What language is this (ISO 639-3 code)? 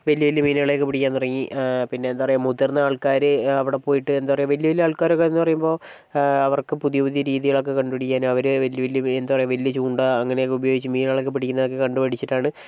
mal